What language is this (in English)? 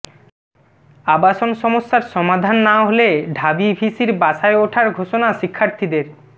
Bangla